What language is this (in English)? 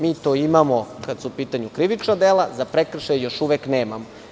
Serbian